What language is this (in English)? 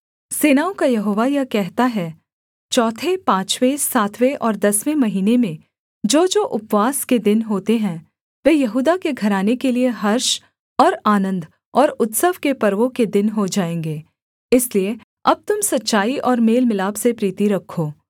Hindi